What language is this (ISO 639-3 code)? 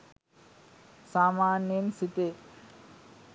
sin